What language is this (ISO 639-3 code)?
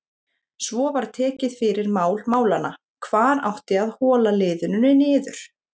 isl